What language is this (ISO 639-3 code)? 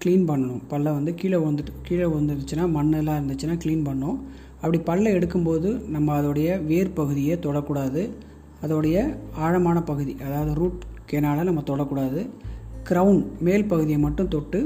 tam